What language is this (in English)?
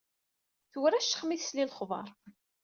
Kabyle